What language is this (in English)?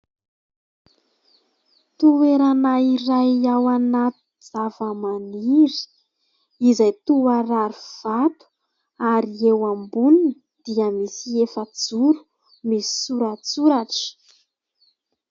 Malagasy